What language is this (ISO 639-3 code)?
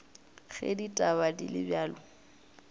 nso